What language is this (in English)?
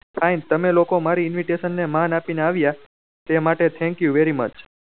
Gujarati